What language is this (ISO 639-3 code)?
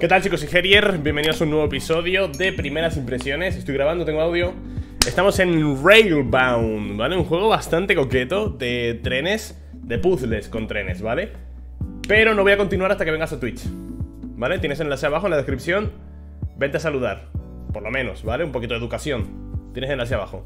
spa